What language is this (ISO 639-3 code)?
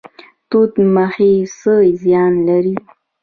pus